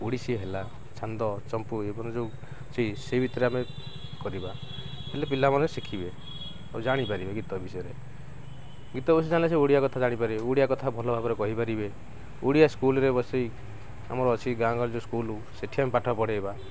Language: Odia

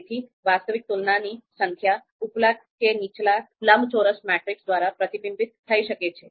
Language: Gujarati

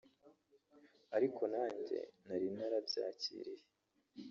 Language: Kinyarwanda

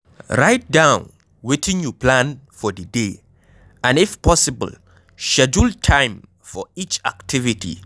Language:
Nigerian Pidgin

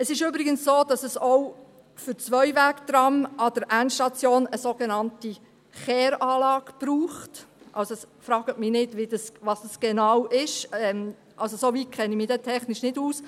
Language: Swiss German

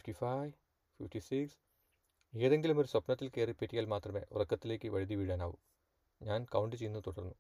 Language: Malayalam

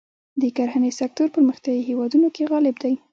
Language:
Pashto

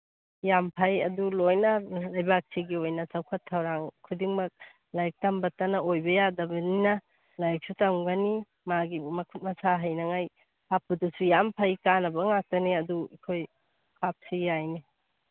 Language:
Manipuri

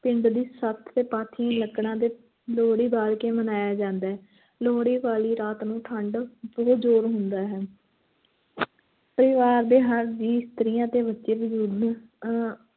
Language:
Punjabi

